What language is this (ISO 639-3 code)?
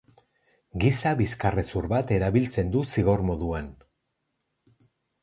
eus